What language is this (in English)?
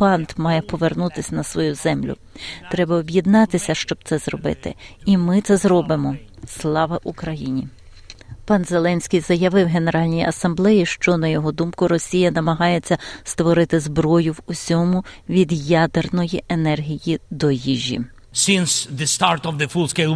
Ukrainian